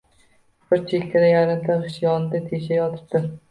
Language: Uzbek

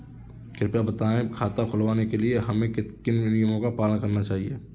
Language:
Hindi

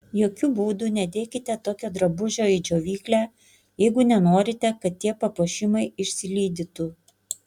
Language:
Lithuanian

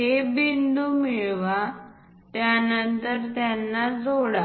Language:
Marathi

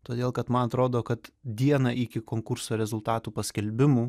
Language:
Lithuanian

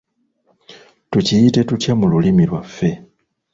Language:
Ganda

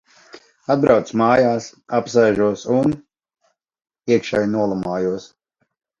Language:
Latvian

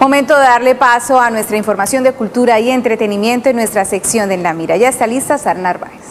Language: Spanish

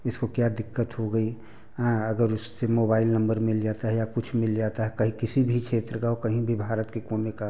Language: Hindi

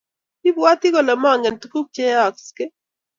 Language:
Kalenjin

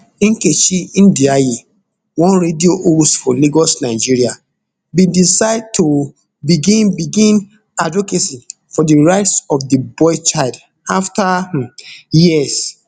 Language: Nigerian Pidgin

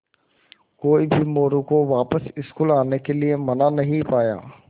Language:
Hindi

